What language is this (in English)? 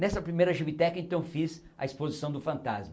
Portuguese